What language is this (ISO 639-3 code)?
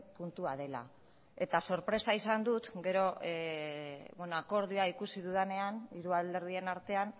eus